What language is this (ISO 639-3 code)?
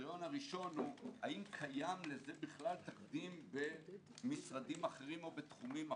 heb